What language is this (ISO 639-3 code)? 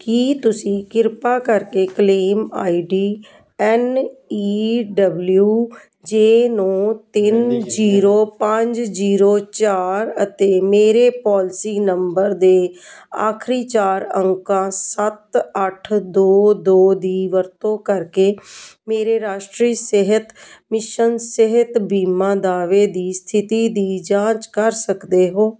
pan